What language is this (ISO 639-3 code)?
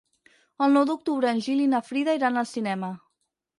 cat